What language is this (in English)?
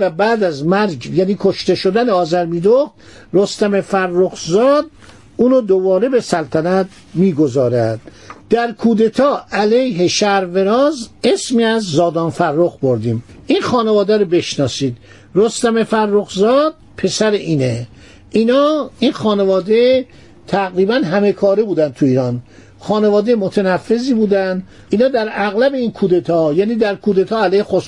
Persian